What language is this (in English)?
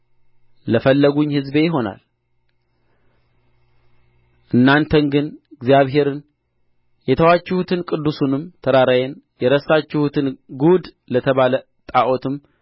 Amharic